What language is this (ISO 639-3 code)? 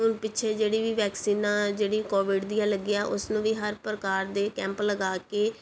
pan